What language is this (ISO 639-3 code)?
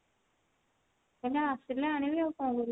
ori